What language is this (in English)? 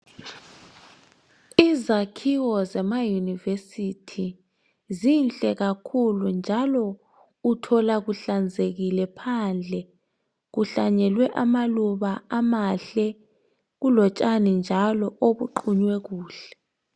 North Ndebele